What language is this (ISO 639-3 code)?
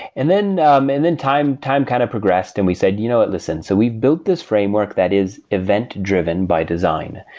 eng